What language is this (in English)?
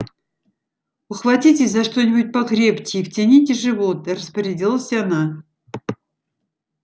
Russian